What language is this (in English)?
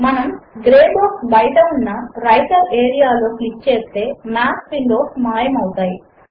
Telugu